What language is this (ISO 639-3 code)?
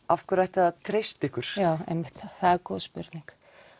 isl